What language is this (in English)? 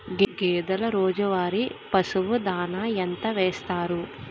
Telugu